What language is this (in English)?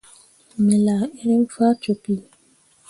Mundang